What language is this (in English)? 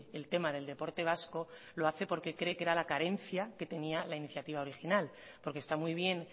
Spanish